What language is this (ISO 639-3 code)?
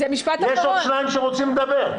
heb